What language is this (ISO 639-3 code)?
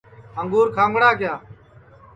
ssi